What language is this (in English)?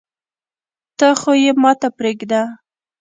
Pashto